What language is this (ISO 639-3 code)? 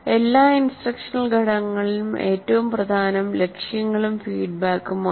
mal